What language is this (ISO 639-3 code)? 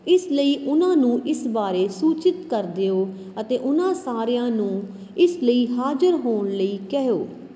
pan